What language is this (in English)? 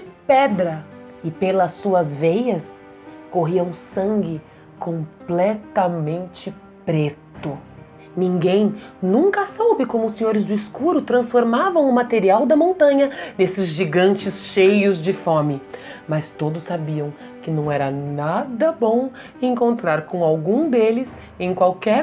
Portuguese